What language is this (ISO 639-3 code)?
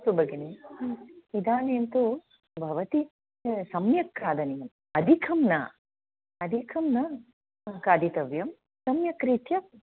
san